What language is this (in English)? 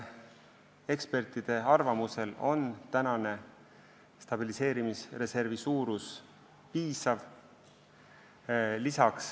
Estonian